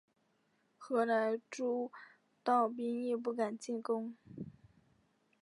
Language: Chinese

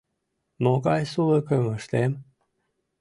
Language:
Mari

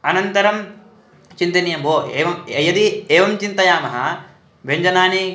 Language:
Sanskrit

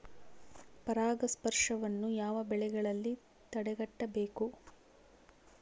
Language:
Kannada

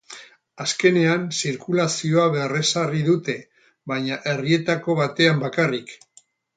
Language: Basque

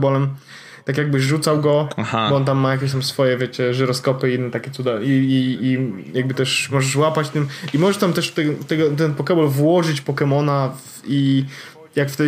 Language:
Polish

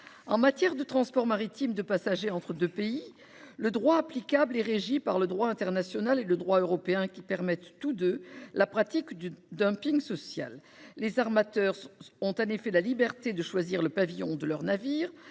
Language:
French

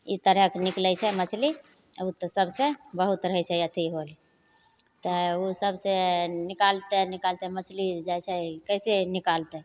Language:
Maithili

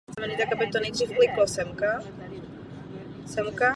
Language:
Czech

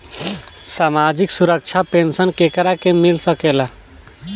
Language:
Bhojpuri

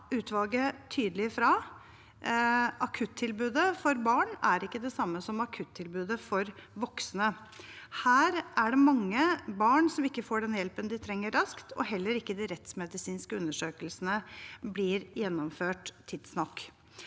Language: Norwegian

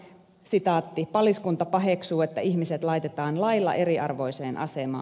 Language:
Finnish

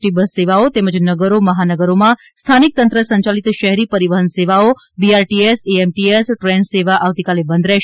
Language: Gujarati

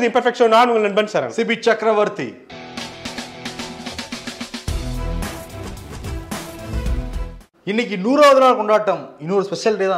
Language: Tamil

